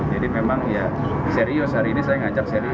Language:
Indonesian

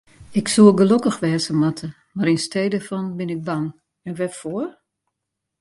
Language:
Western Frisian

